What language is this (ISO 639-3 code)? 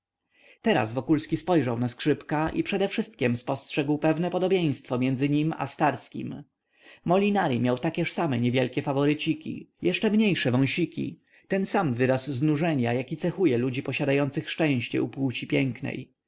pol